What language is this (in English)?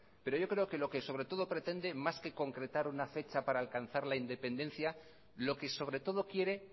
Spanish